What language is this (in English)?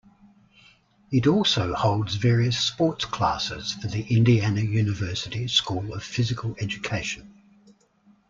English